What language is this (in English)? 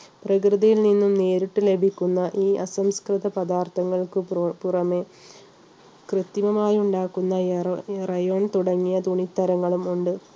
Malayalam